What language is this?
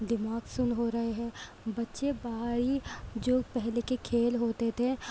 Urdu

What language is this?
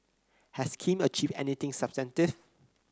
English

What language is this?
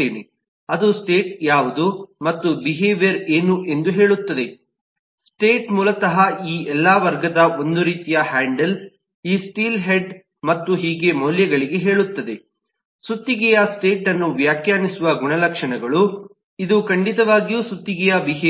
Kannada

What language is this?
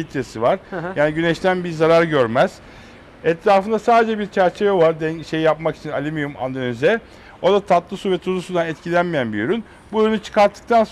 Turkish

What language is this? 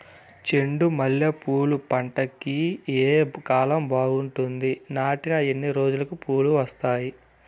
Telugu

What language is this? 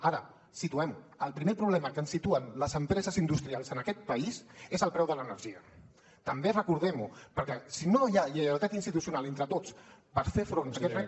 Catalan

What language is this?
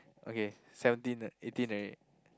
English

